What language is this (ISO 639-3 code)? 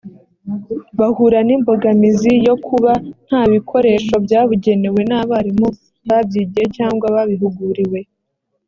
kin